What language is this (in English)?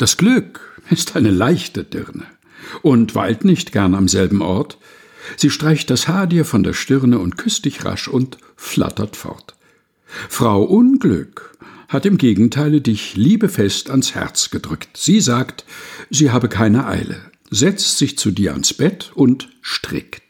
German